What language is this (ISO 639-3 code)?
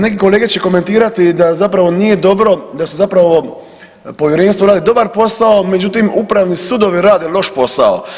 hrv